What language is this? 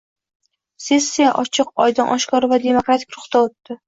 Uzbek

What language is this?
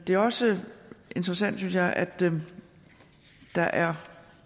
Danish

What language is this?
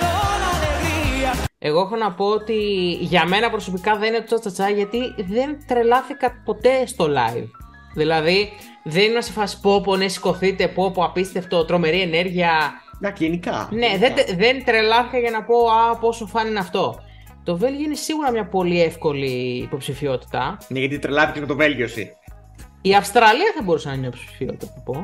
Greek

